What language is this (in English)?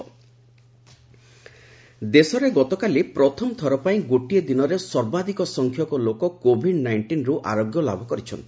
Odia